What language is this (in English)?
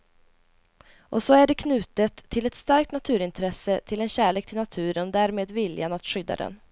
Swedish